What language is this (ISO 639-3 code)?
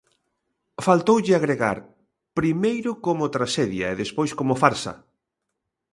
glg